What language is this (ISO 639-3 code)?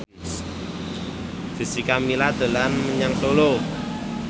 jav